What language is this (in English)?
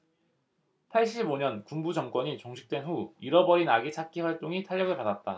Korean